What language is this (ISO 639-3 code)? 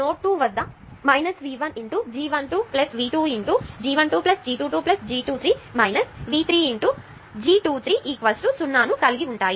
tel